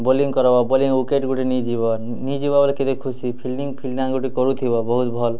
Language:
Odia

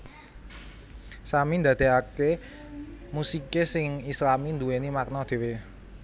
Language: Javanese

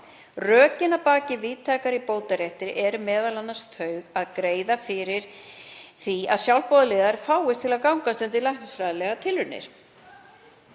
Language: Icelandic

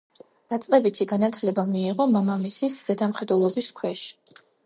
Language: Georgian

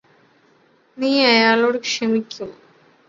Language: Malayalam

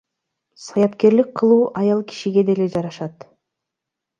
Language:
Kyrgyz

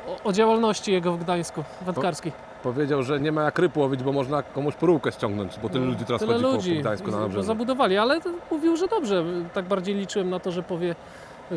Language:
Polish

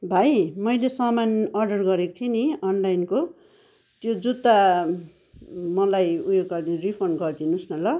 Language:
Nepali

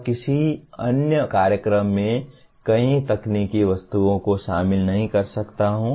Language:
Hindi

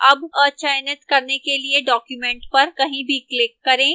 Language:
Hindi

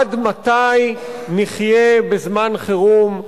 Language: Hebrew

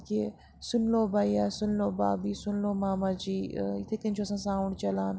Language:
Kashmiri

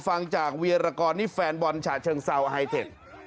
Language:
Thai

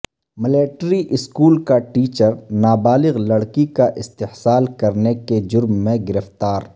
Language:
Urdu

